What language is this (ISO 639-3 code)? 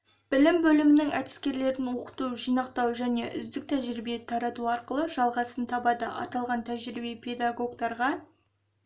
kaz